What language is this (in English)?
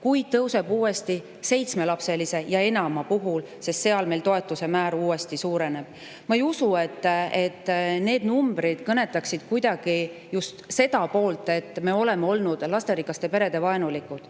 Estonian